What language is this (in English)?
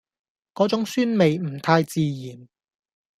Cantonese